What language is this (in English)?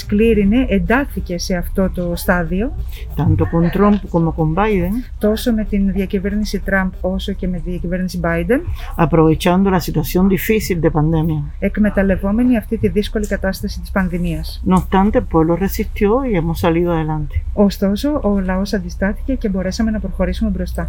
Greek